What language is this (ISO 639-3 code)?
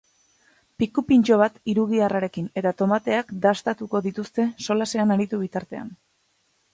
eus